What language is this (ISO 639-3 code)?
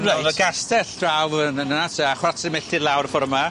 cym